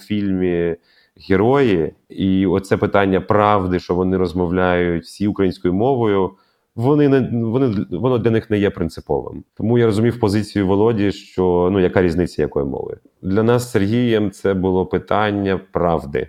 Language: Ukrainian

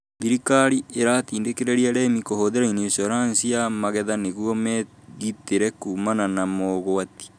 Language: Kikuyu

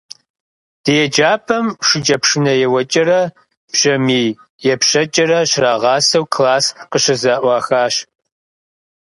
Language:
Kabardian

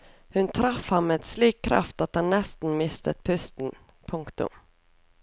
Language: Norwegian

